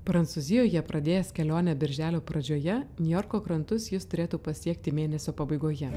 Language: Lithuanian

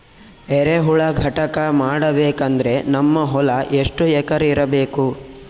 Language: Kannada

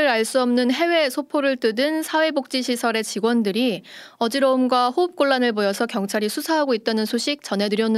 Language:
Korean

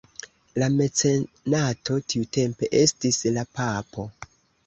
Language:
Esperanto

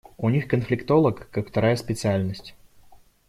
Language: Russian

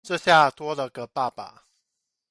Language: Chinese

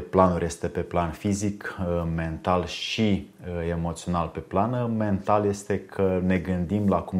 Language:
Romanian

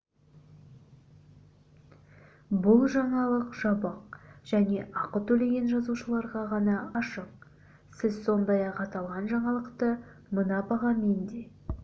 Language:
Kazakh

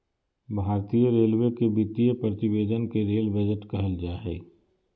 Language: Magahi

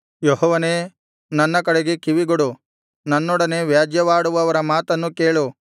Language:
Kannada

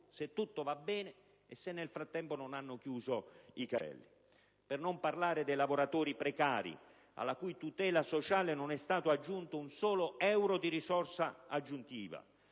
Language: Italian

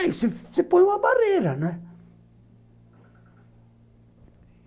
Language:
Portuguese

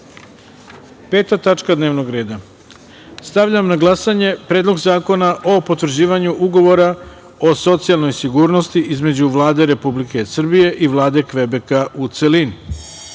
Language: Serbian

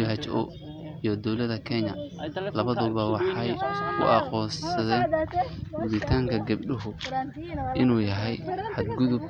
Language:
Somali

